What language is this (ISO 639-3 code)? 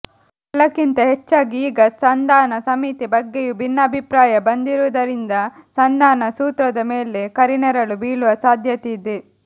kan